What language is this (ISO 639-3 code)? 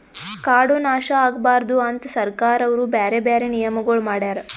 kan